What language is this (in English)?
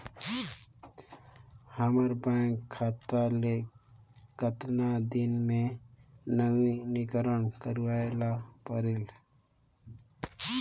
Chhattisgarhi